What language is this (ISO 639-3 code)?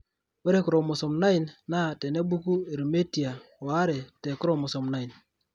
mas